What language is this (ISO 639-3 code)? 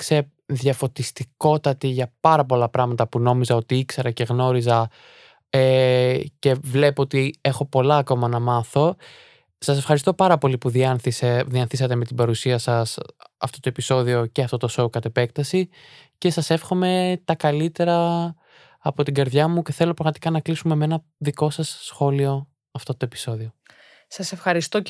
ell